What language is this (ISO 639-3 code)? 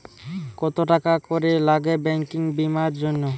ben